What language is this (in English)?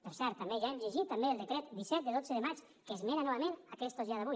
Catalan